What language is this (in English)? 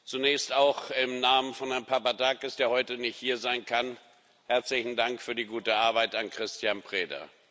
German